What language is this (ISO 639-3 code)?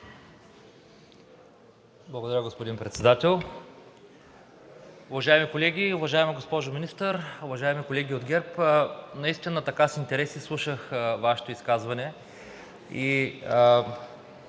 bul